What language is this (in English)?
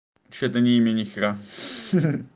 Russian